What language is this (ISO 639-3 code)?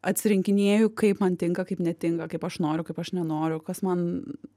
lit